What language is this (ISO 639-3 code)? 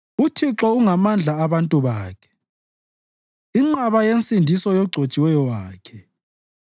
nde